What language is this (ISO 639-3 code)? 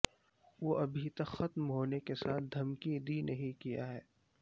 urd